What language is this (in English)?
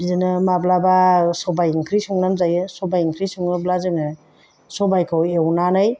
Bodo